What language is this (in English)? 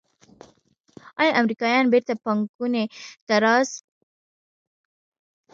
Pashto